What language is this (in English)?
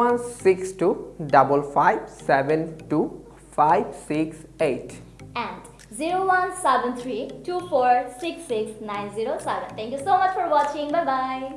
Turkish